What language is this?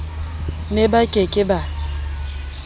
Southern Sotho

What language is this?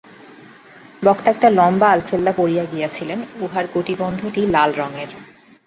Bangla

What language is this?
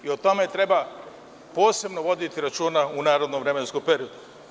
Serbian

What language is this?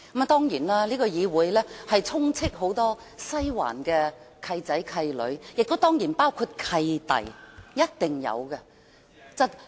Cantonese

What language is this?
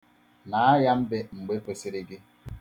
Igbo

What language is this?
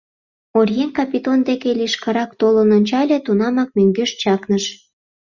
Mari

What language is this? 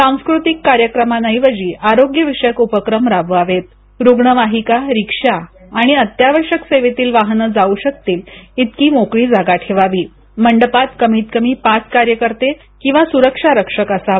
Marathi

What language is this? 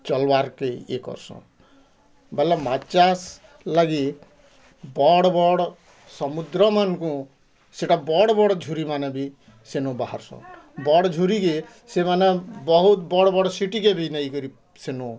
Odia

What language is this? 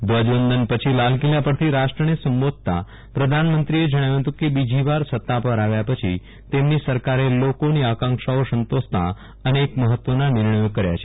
Gujarati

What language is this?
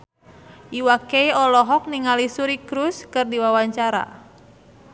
Sundanese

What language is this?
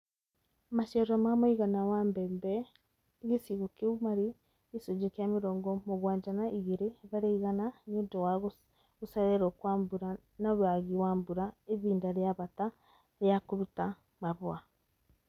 Kikuyu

